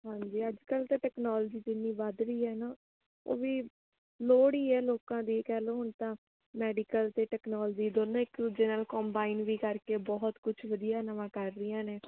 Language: Punjabi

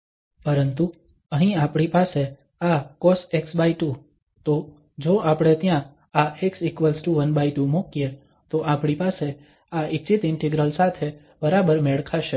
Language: Gujarati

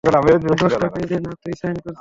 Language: Bangla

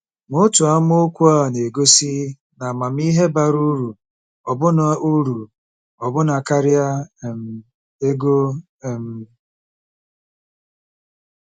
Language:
Igbo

